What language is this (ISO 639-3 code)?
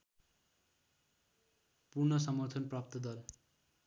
nep